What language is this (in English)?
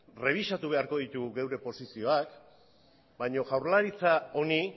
Basque